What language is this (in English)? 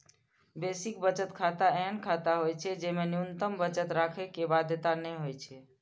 Maithili